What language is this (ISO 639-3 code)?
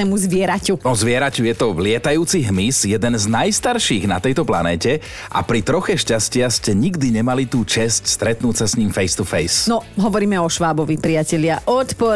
slk